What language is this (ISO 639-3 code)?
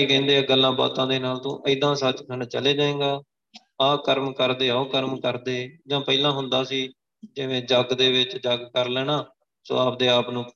pan